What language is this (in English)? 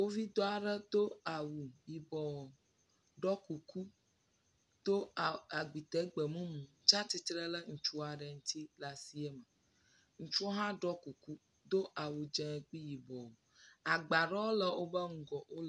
Ewe